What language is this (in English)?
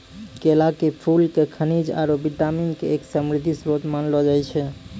Maithili